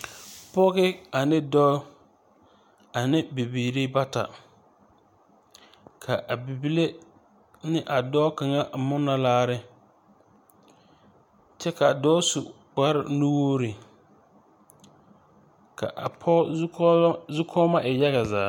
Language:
Southern Dagaare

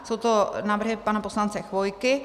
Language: Czech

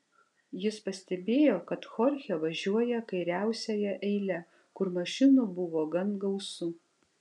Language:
Lithuanian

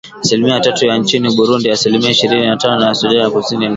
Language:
Swahili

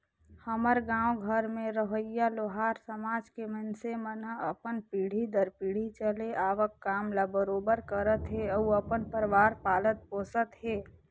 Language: Chhattisgarhi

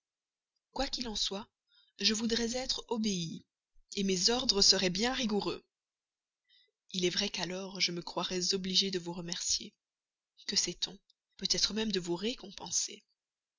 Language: French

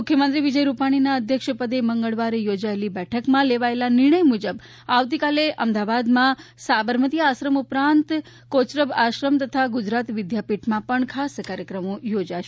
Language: Gujarati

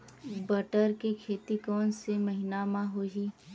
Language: Chhattisgarhi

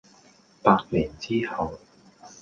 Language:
Cantonese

